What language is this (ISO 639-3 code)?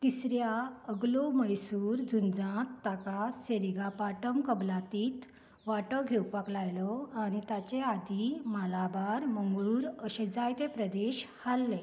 kok